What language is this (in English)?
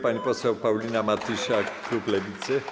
Polish